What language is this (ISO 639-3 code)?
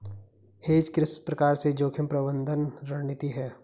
hin